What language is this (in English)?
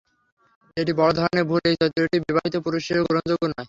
Bangla